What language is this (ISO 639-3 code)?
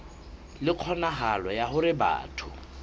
sot